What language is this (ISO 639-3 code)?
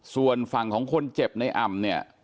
tha